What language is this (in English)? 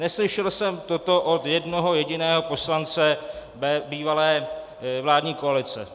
Czech